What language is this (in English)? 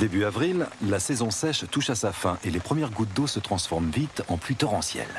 French